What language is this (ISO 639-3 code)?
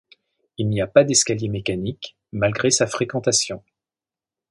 fra